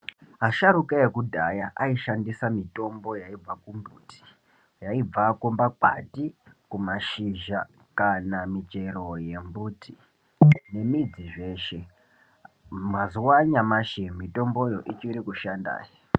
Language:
Ndau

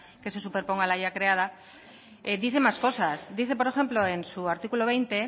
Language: Spanish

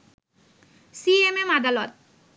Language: Bangla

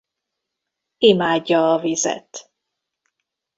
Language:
Hungarian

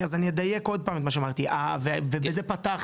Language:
Hebrew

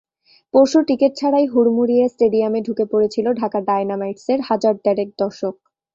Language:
Bangla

